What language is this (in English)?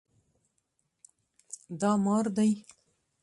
Pashto